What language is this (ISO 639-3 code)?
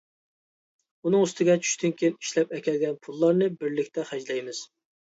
uig